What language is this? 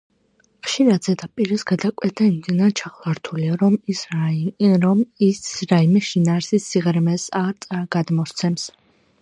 Georgian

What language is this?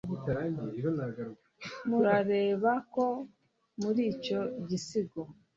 Kinyarwanda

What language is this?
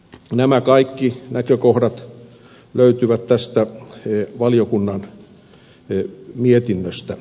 Finnish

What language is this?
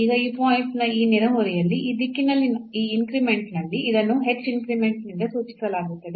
Kannada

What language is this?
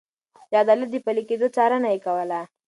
Pashto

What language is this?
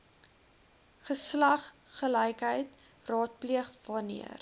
Afrikaans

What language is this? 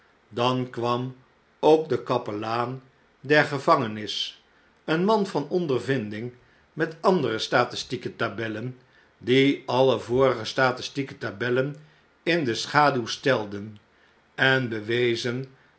Dutch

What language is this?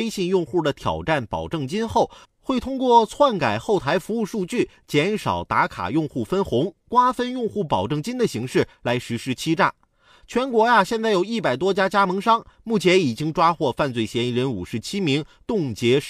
Chinese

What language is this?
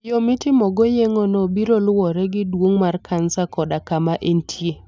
Luo (Kenya and Tanzania)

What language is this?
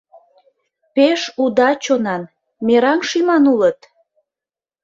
Mari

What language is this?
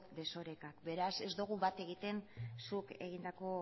Basque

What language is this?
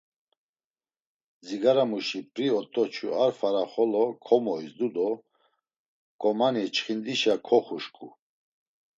Laz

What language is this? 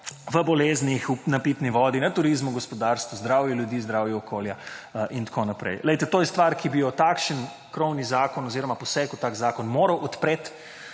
Slovenian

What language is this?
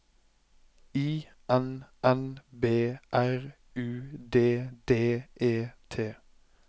Norwegian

